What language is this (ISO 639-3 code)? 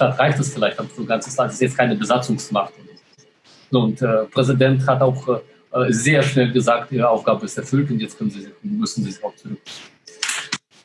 deu